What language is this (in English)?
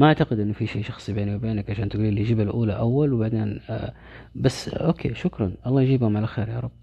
Arabic